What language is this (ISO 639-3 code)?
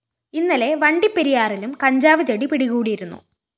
mal